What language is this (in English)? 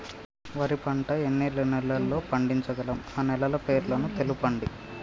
Telugu